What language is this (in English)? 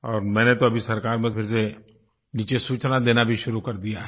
Hindi